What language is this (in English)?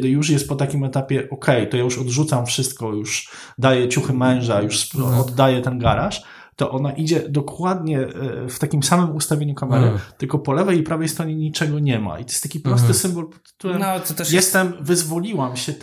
Polish